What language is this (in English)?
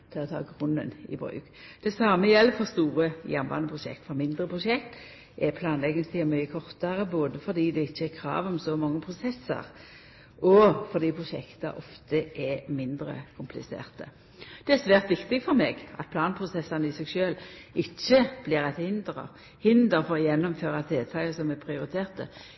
Norwegian Nynorsk